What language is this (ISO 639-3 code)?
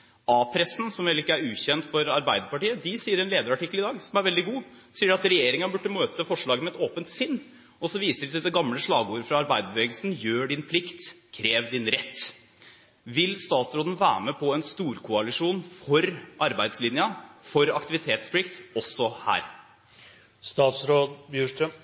nob